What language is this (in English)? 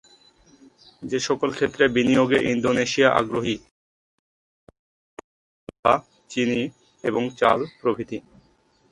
Bangla